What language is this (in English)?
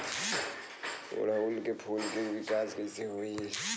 Bhojpuri